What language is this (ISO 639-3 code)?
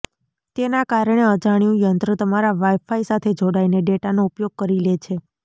guj